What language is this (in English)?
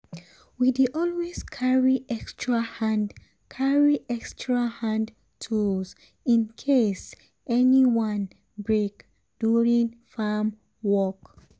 Nigerian Pidgin